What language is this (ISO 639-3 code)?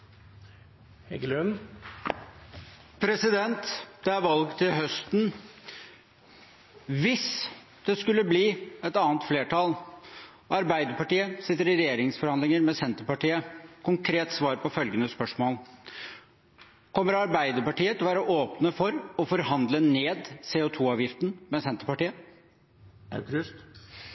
nob